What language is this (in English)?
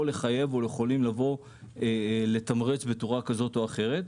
Hebrew